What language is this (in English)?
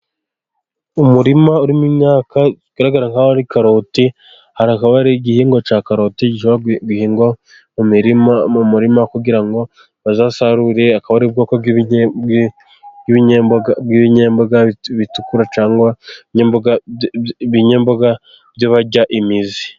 Kinyarwanda